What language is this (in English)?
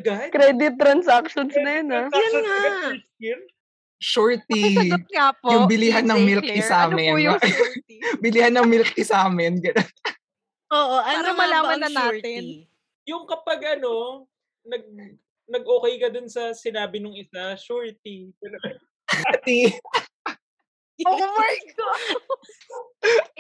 Filipino